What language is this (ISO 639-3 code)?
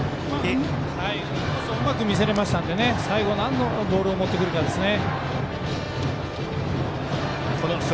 jpn